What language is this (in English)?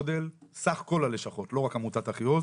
Hebrew